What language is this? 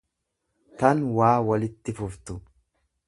Oromo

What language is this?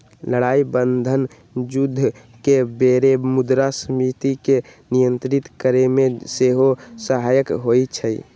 Magahi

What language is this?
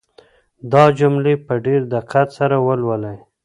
Pashto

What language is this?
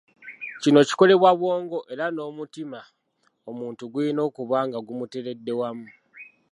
Ganda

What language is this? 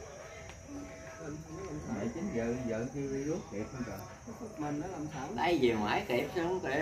Vietnamese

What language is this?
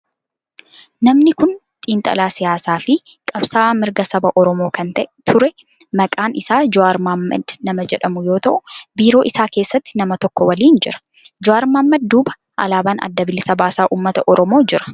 Oromo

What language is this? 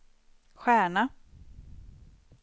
Swedish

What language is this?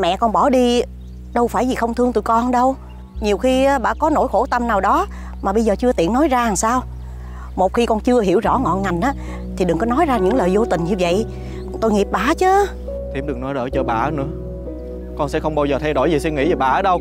Vietnamese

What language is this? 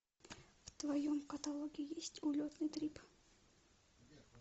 Russian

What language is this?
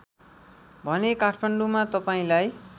Nepali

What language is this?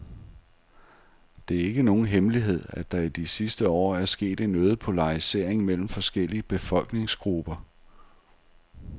Danish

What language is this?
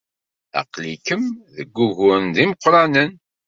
Kabyle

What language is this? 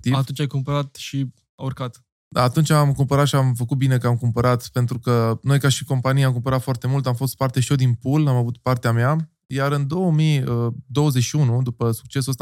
Romanian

